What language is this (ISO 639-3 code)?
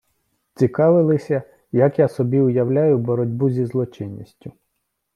ukr